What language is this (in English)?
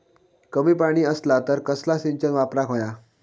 Marathi